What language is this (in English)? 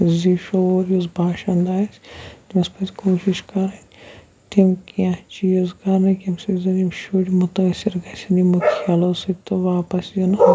Kashmiri